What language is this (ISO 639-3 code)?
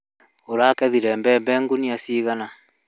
kik